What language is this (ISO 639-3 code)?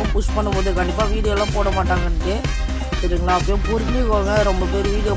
tam